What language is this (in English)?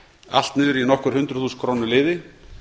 Icelandic